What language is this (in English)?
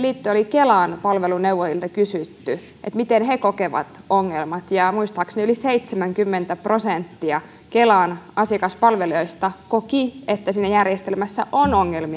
Finnish